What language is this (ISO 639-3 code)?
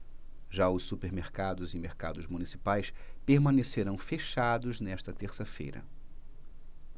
por